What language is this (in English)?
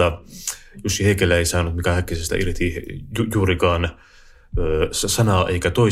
Finnish